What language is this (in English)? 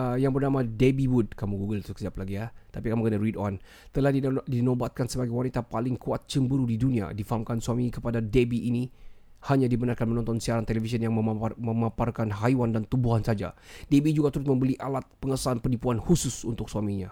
Malay